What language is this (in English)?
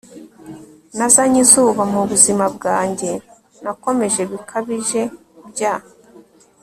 Kinyarwanda